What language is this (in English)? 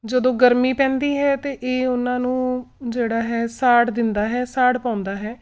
Punjabi